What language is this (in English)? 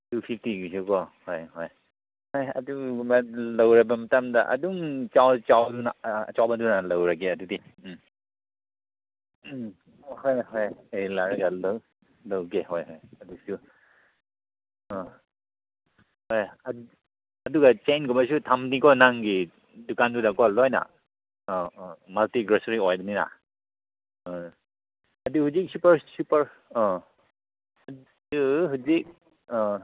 Manipuri